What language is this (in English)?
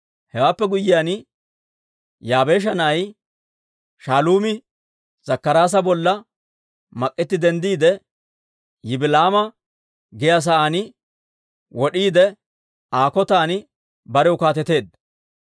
Dawro